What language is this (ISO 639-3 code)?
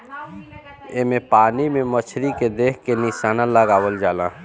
bho